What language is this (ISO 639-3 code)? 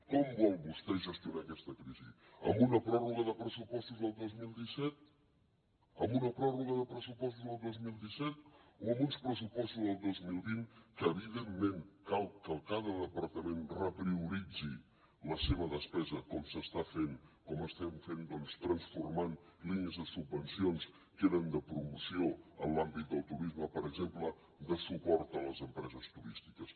cat